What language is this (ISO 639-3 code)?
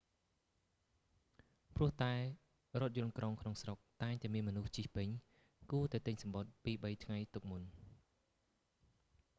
khm